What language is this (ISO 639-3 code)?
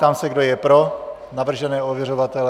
ces